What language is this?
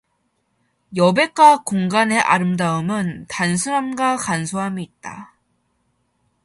Korean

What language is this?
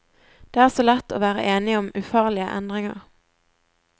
Norwegian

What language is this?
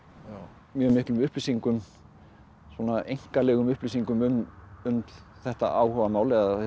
Icelandic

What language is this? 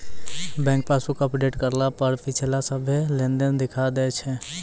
Maithili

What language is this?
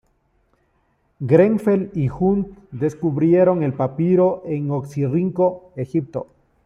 Spanish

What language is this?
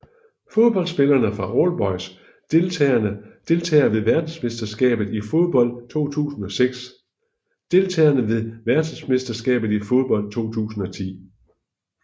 Danish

